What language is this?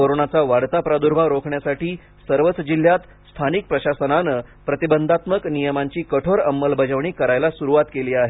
Marathi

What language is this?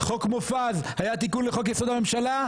Hebrew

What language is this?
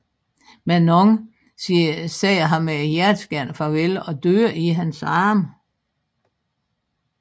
Danish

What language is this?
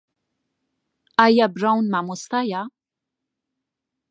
Central Kurdish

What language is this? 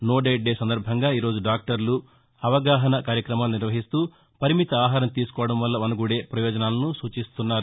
Telugu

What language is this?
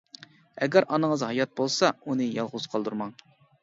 Uyghur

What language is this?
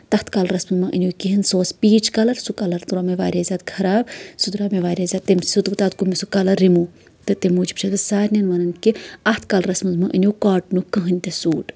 Kashmiri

